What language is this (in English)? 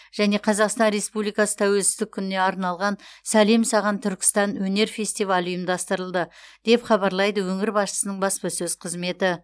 Kazakh